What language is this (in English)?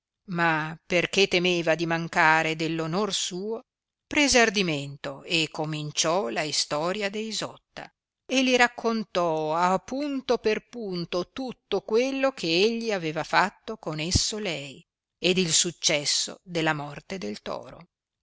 Italian